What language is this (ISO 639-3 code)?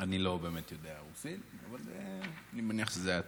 heb